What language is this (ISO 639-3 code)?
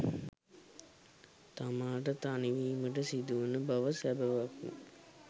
sin